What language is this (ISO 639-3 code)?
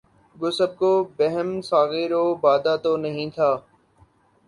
urd